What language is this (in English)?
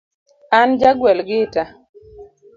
Luo (Kenya and Tanzania)